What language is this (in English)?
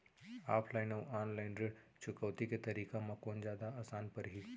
Chhattisgarhi